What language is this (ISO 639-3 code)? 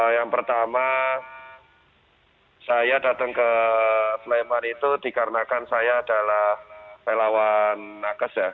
ind